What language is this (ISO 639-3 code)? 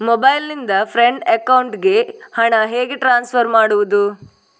kan